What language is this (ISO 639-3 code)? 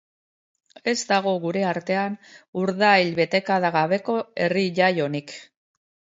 eus